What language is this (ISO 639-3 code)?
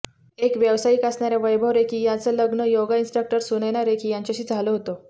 mar